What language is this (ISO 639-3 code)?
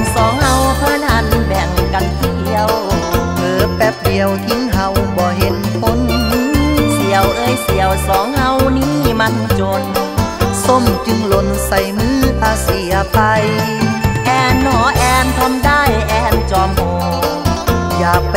tha